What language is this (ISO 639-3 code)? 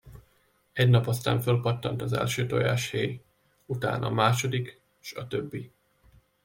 hun